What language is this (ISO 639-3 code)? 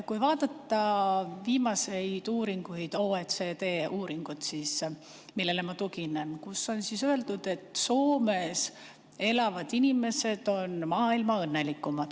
est